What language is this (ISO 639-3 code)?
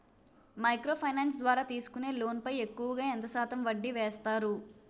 tel